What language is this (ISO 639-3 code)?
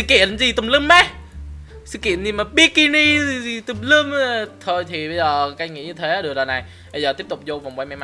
vie